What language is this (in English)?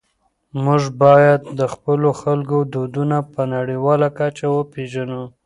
Pashto